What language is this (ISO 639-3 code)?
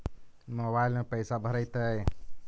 mag